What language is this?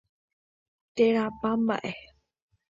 Guarani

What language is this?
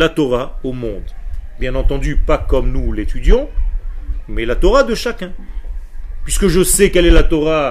French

